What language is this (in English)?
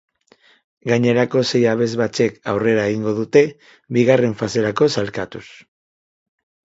Basque